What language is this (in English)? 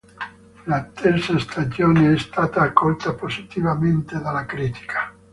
Italian